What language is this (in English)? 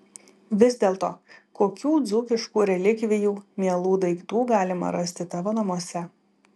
Lithuanian